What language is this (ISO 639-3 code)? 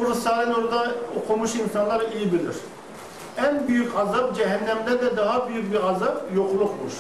tur